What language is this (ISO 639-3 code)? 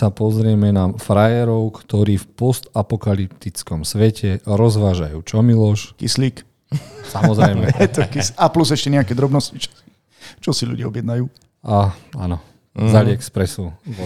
slk